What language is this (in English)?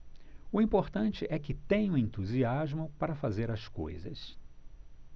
Portuguese